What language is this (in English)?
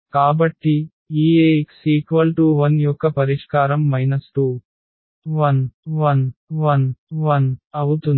Telugu